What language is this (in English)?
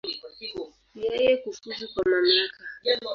Swahili